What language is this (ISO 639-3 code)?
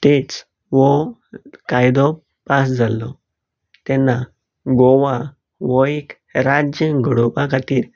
kok